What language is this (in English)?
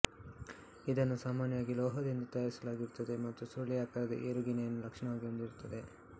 Kannada